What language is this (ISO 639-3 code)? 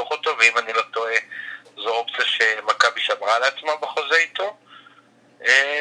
heb